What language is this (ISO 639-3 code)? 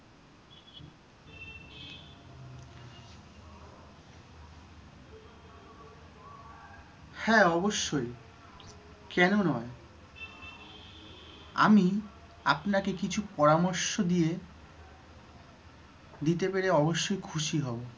ben